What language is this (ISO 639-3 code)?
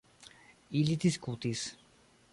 epo